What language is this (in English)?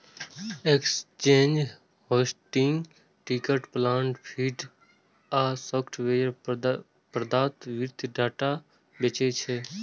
Maithili